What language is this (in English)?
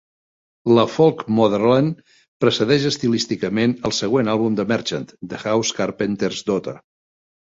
Catalan